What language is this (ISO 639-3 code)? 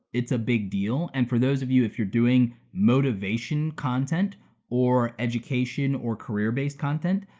eng